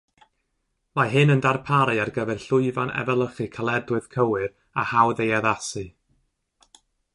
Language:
Welsh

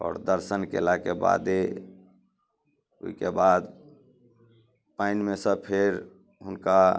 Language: Maithili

